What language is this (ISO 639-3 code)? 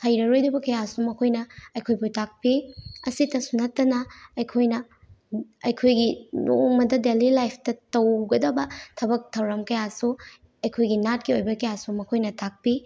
mni